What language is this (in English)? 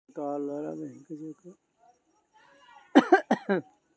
Maithili